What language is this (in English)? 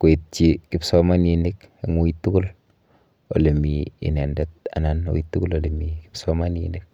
Kalenjin